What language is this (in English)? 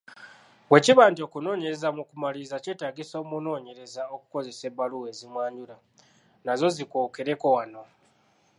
Ganda